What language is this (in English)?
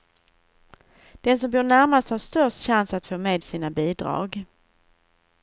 Swedish